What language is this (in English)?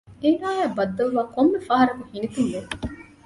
Divehi